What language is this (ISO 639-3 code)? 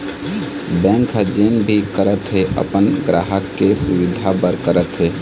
hne